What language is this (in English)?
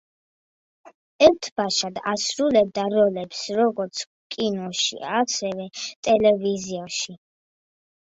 Georgian